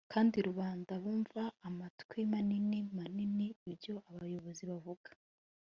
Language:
Kinyarwanda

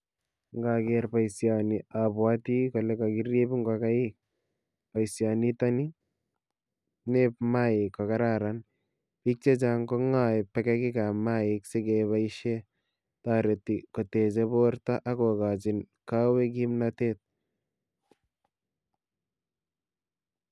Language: Kalenjin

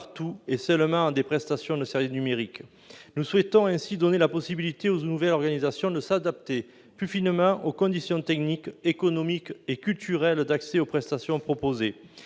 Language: French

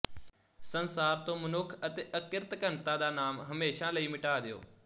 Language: Punjabi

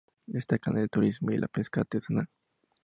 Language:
Spanish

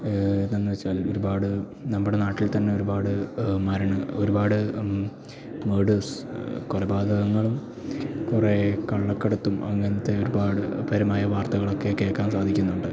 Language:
Malayalam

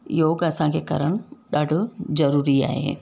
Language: Sindhi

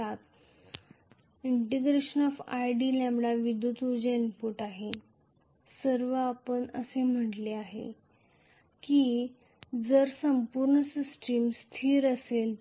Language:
Marathi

